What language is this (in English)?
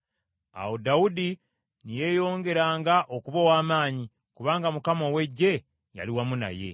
Ganda